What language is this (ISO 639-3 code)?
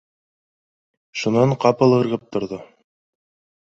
bak